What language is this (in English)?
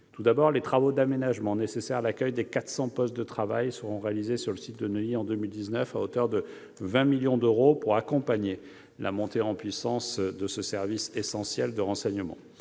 French